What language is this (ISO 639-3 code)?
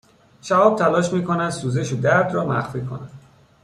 fas